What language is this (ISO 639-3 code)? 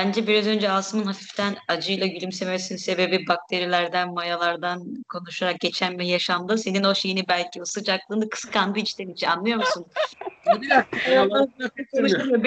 tur